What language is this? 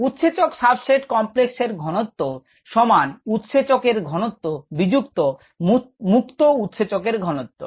Bangla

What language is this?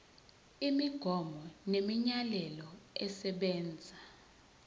Zulu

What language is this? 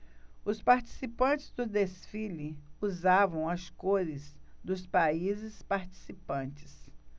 Portuguese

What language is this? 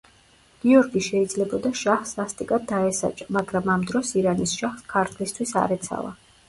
Georgian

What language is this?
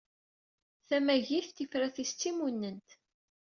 Kabyle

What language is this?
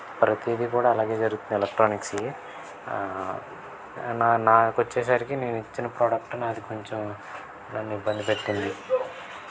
Telugu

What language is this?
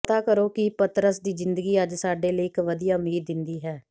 Punjabi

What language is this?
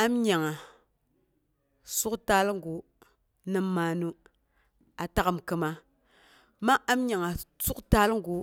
Boghom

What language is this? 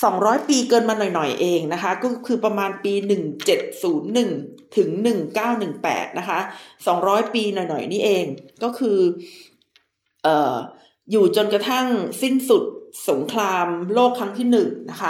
Thai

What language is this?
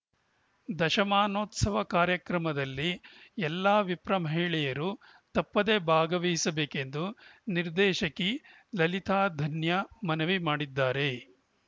Kannada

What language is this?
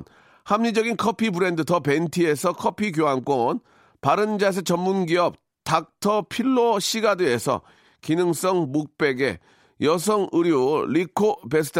Korean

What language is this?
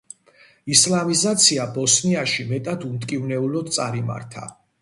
Georgian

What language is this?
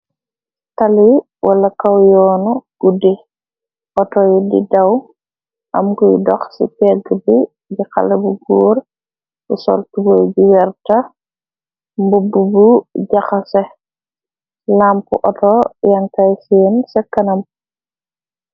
Wolof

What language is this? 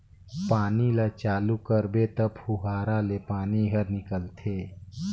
Chhattisgarhi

